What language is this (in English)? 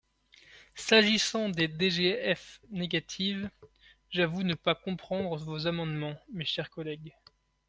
French